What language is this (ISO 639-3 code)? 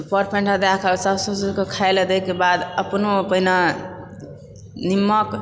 mai